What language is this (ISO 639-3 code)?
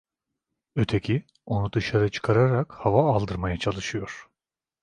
tur